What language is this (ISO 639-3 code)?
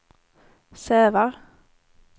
swe